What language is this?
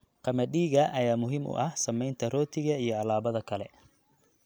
Somali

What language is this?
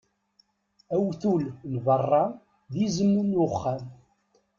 Kabyle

